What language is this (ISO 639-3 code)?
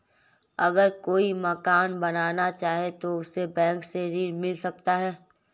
hin